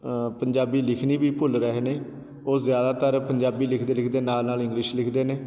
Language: Punjabi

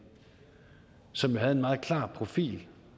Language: Danish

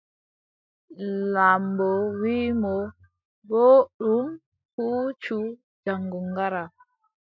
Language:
Adamawa Fulfulde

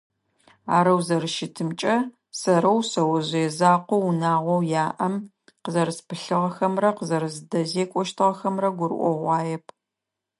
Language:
Adyghe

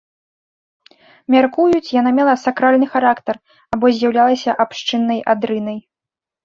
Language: Belarusian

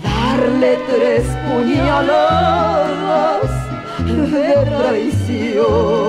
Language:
Spanish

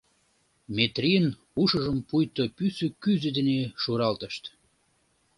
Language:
Mari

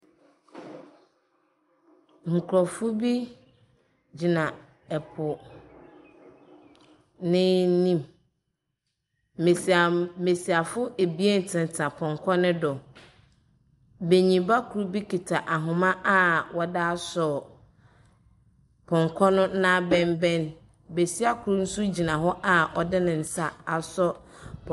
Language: Akan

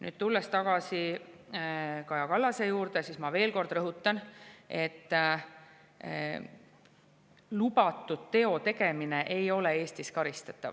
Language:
Estonian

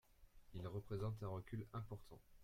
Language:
French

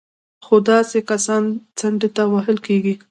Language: Pashto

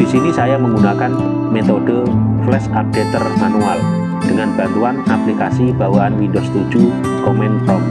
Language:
Indonesian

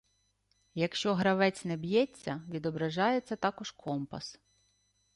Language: Ukrainian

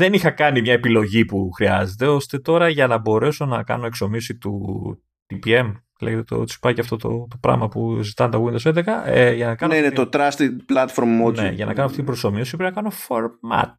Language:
Greek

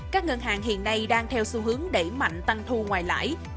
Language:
Vietnamese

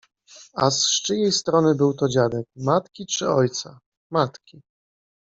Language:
Polish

